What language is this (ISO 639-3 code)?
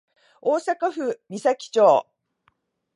jpn